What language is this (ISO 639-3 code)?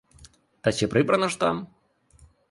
ukr